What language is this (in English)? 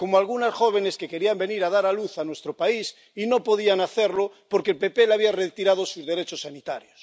Spanish